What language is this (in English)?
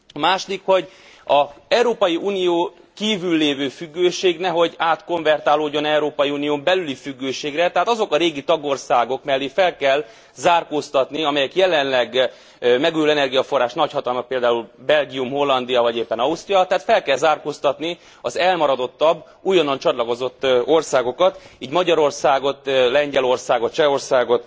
Hungarian